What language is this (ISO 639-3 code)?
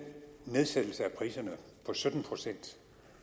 dan